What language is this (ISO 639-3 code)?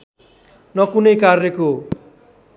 nep